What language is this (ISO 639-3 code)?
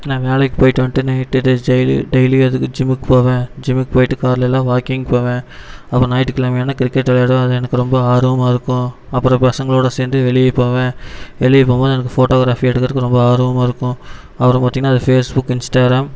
tam